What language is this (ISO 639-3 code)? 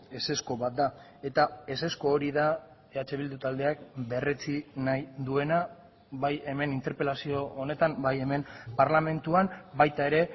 eus